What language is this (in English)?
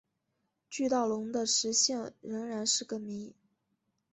Chinese